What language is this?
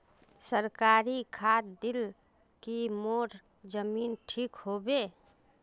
Magahi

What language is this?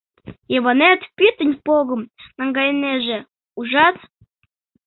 Mari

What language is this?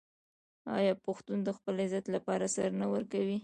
Pashto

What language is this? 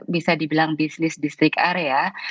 Indonesian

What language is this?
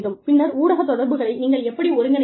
Tamil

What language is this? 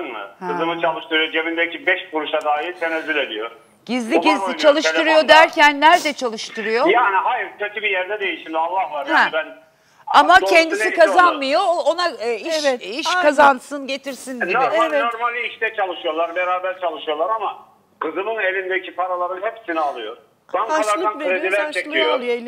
Turkish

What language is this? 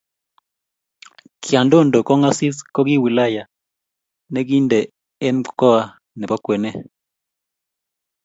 Kalenjin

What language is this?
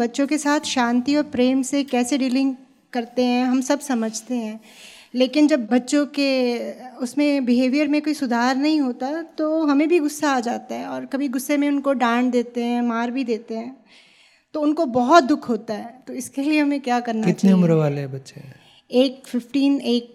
Hindi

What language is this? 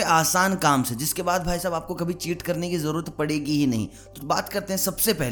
Hindi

